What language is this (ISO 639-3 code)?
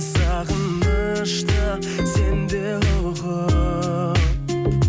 kaz